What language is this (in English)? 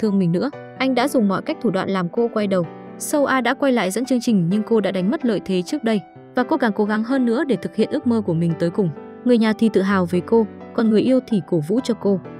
Vietnamese